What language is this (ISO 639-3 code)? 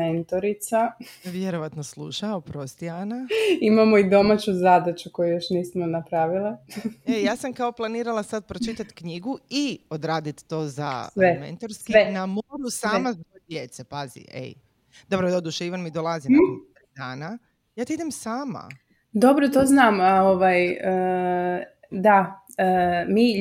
hrv